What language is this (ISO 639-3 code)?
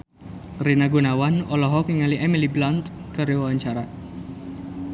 sun